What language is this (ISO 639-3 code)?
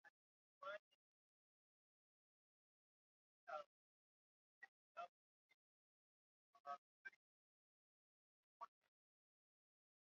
swa